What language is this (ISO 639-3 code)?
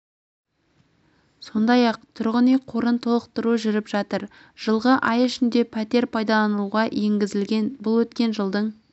kaz